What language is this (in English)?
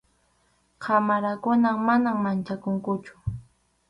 Arequipa-La Unión Quechua